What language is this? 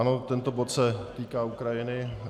Czech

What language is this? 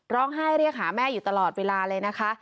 Thai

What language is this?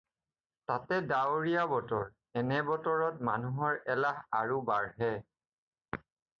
Assamese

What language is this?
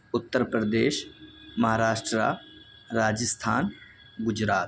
Urdu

